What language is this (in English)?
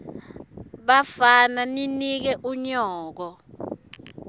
Swati